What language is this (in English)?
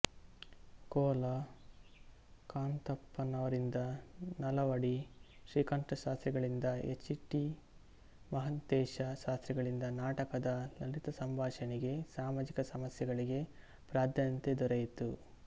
Kannada